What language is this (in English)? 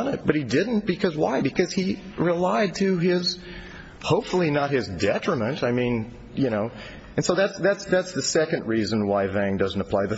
English